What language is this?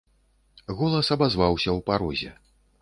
Belarusian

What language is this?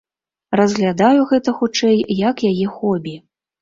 Belarusian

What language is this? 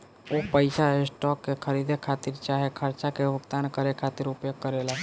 Bhojpuri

